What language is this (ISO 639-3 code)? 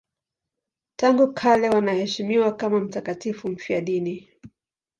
swa